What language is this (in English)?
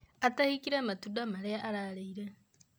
Kikuyu